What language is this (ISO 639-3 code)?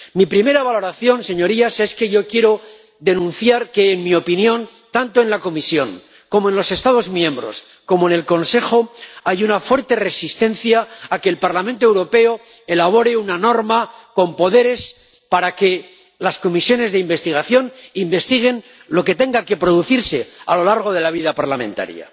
spa